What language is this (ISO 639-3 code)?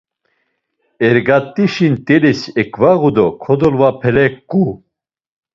lzz